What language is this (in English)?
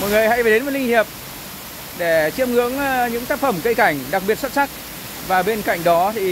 Vietnamese